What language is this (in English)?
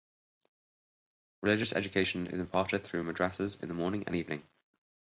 English